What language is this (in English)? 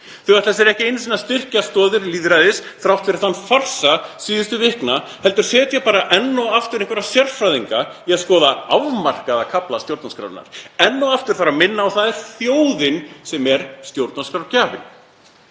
Icelandic